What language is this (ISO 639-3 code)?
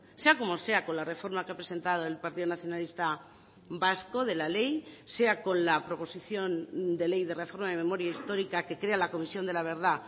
spa